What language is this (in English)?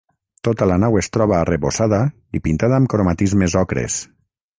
Catalan